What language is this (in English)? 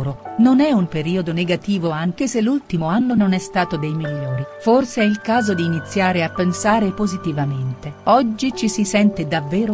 Italian